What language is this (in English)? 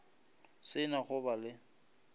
Northern Sotho